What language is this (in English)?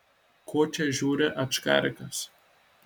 Lithuanian